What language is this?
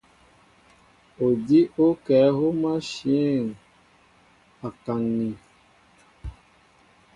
Mbo (Cameroon)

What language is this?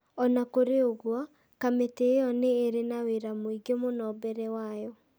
Kikuyu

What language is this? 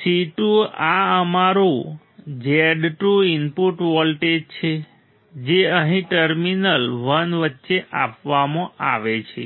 Gujarati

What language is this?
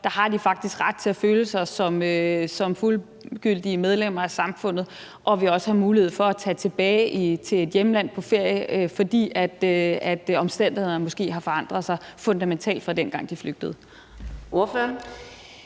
Danish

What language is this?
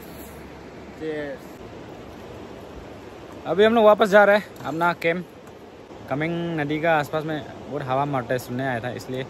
Hindi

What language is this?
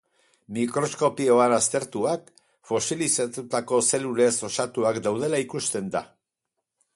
Basque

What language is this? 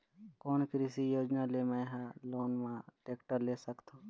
Chhattisgarhi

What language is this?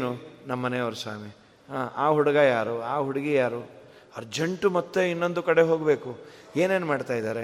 Kannada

